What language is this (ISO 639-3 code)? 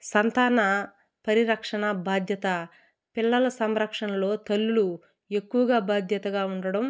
tel